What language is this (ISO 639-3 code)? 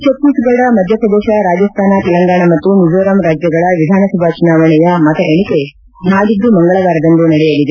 kan